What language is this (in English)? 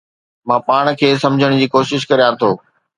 Sindhi